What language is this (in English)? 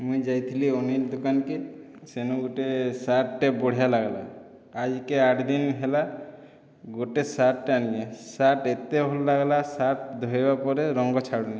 Odia